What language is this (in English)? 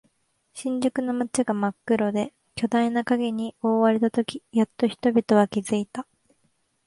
Japanese